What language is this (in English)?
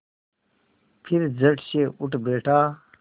Hindi